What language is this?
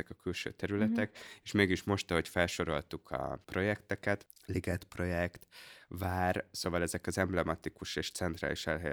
Hungarian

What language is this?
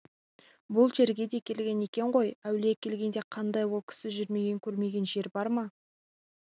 Kazakh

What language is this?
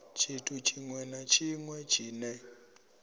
Venda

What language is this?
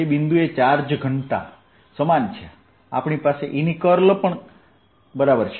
Gujarati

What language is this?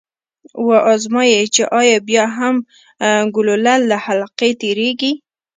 Pashto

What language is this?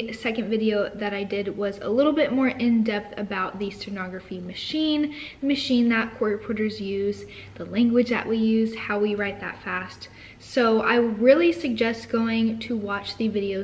English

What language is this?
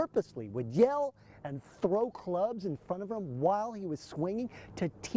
English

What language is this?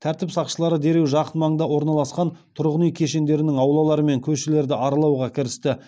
Kazakh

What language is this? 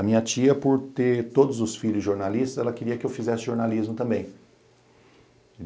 Portuguese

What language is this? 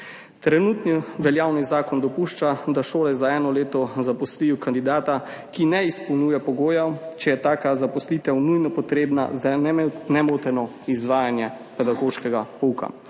Slovenian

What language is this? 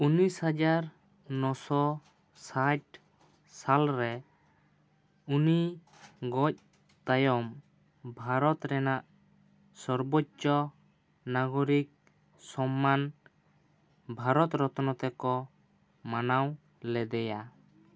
Santali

